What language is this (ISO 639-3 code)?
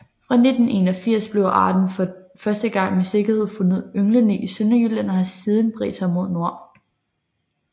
dan